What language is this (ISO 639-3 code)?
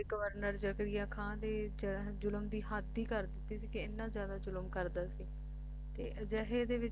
pan